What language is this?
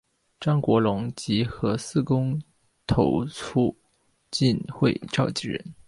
Chinese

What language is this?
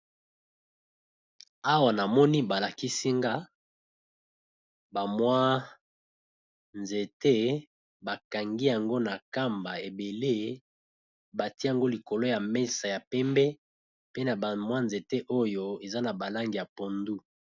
Lingala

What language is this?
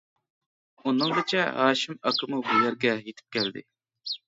Uyghur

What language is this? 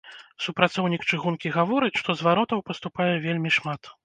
Belarusian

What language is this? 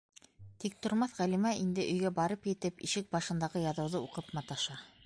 Bashkir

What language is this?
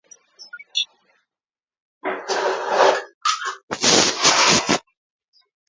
Kalenjin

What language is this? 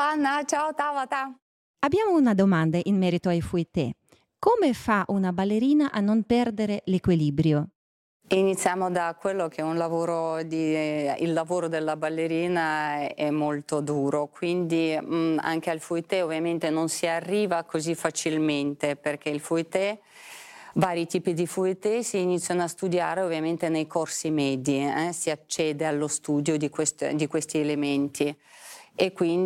Italian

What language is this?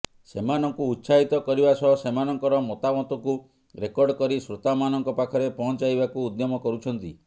Odia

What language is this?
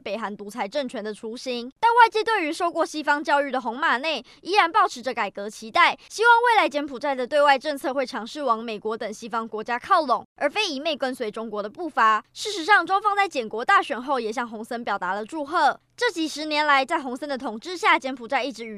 Chinese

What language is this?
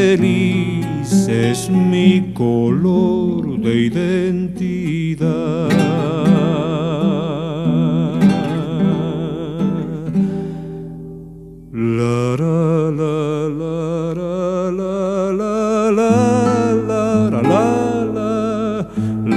Spanish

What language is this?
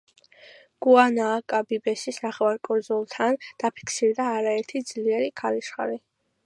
Georgian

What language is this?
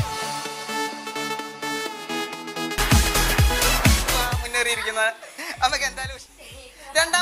Dutch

